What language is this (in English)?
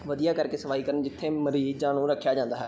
Punjabi